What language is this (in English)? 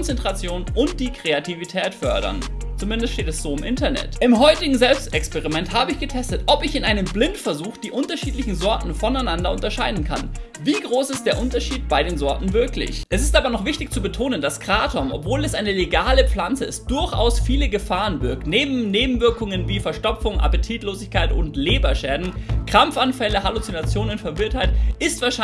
German